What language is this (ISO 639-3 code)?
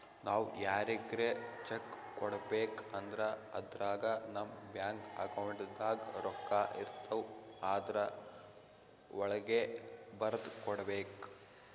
kan